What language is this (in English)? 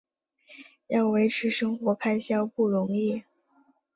Chinese